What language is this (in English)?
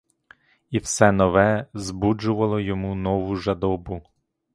Ukrainian